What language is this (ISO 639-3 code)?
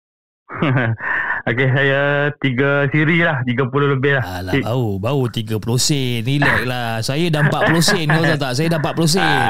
msa